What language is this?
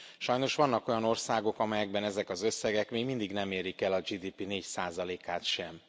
Hungarian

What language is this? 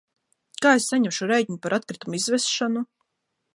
Latvian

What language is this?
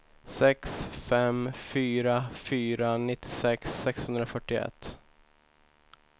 Swedish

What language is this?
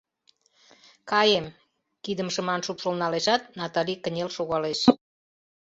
Mari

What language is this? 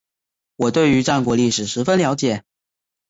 Chinese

